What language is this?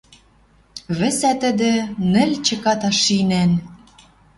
Western Mari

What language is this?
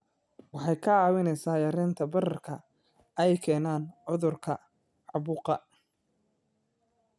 Somali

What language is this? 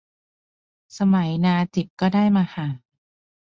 Thai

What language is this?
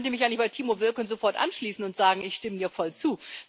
German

